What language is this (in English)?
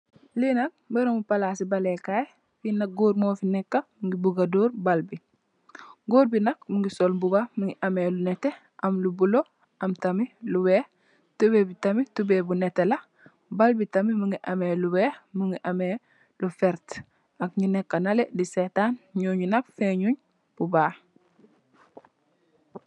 Wolof